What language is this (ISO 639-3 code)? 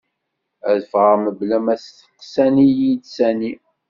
kab